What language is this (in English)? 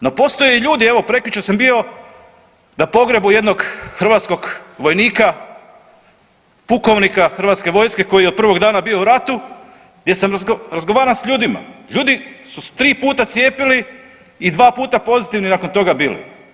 Croatian